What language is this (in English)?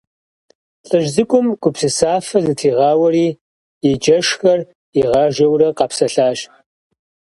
Kabardian